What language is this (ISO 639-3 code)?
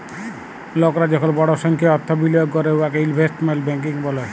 ben